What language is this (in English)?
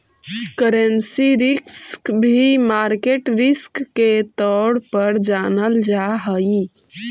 Magahi